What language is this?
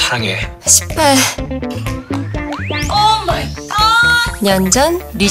Korean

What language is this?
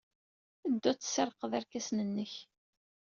Kabyle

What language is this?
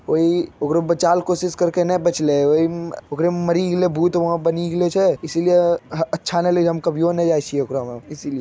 Magahi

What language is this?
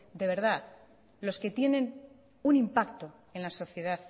Spanish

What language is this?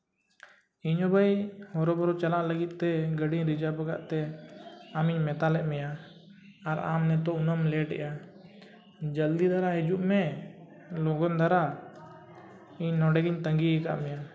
Santali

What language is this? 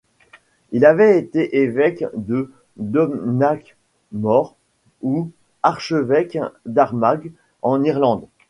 French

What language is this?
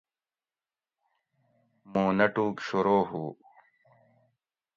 Gawri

